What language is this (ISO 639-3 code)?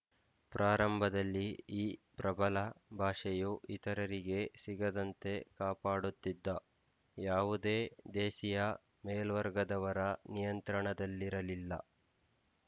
kan